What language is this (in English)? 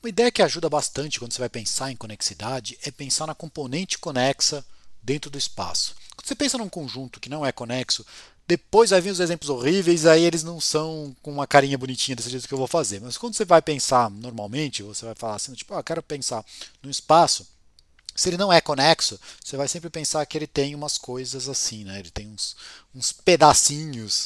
Portuguese